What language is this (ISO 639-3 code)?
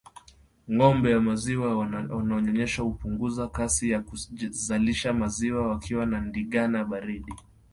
swa